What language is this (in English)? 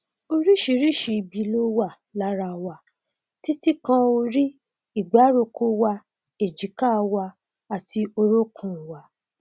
Yoruba